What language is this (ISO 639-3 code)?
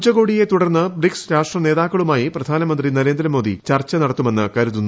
mal